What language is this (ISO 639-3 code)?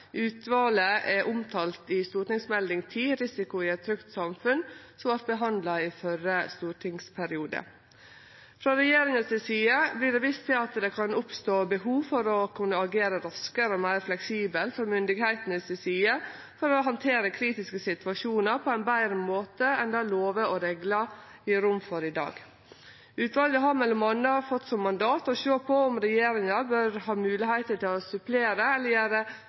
nno